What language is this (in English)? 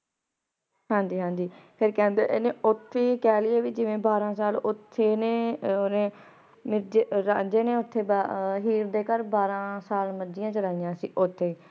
Punjabi